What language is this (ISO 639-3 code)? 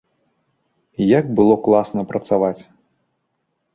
bel